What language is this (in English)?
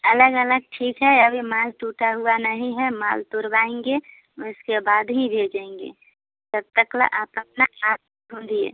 Hindi